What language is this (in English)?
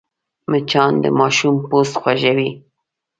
Pashto